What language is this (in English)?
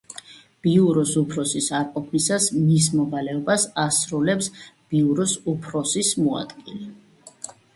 Georgian